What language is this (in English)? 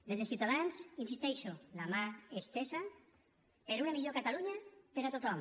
Catalan